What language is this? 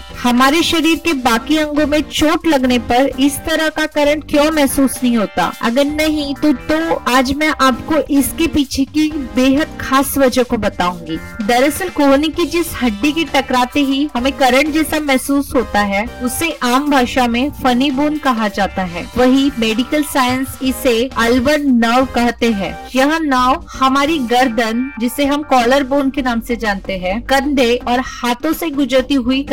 Hindi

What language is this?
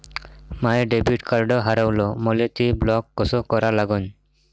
Marathi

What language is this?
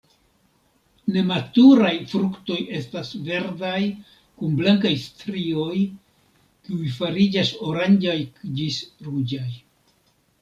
Esperanto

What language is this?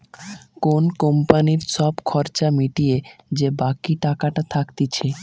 Bangla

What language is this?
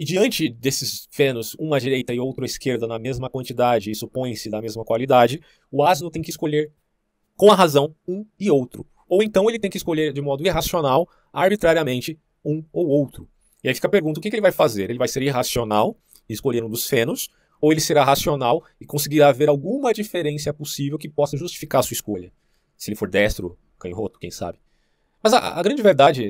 Portuguese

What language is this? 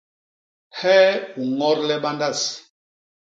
Basaa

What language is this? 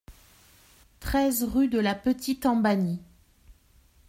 French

